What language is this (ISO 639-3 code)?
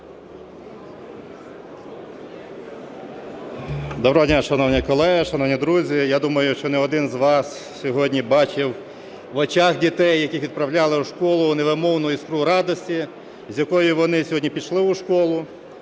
ukr